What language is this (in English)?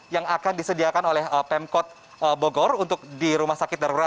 Indonesian